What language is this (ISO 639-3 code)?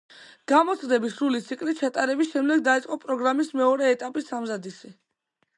kat